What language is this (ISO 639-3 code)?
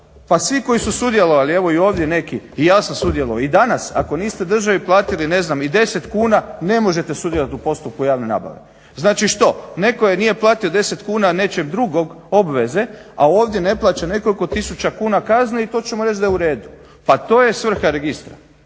hrv